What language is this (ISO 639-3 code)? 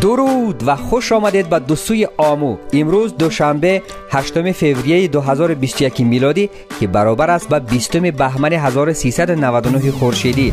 fas